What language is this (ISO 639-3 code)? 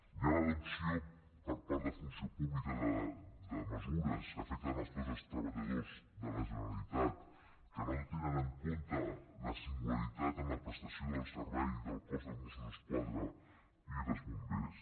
cat